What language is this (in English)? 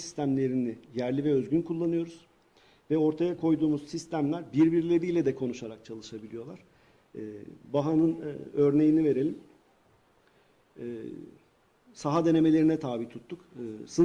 Turkish